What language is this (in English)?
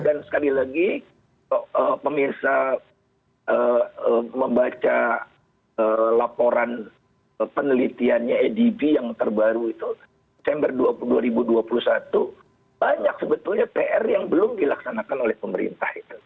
Indonesian